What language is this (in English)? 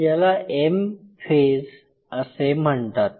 Marathi